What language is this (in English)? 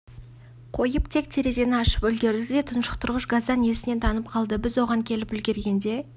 Kazakh